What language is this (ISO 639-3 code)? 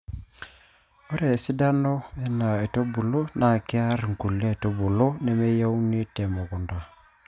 mas